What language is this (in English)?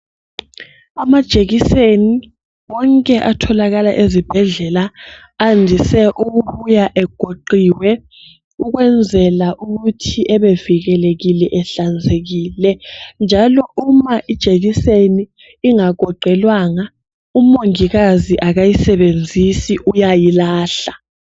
North Ndebele